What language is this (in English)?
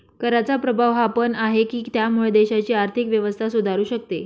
Marathi